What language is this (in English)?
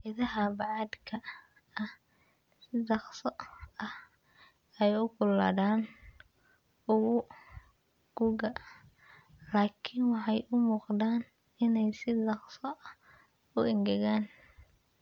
Somali